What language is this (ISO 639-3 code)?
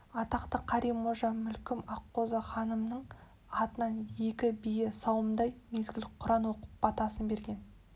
kaz